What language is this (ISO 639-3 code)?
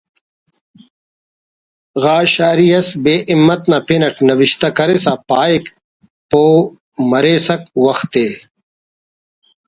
brh